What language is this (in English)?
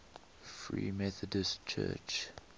English